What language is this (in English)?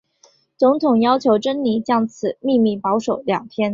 Chinese